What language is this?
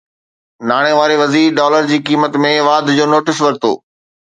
Sindhi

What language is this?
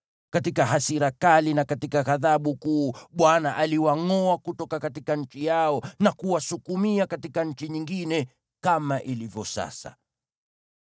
Swahili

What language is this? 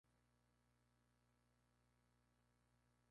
Spanish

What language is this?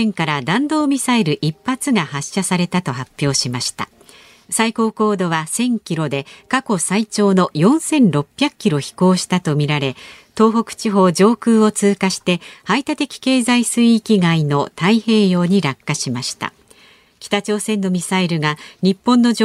Japanese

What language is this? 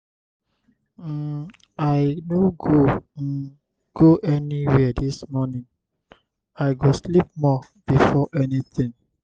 Nigerian Pidgin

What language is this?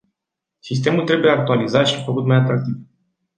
Romanian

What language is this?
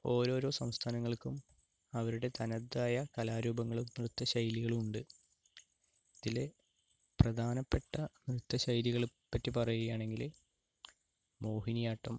Malayalam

